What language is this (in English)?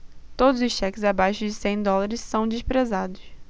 Portuguese